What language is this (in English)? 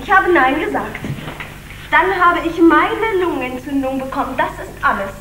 German